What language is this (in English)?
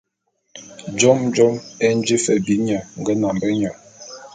Bulu